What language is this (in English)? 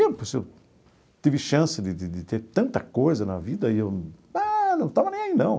Portuguese